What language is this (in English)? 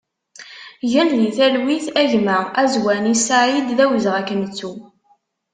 Kabyle